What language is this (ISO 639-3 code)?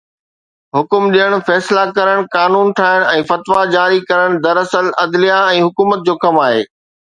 snd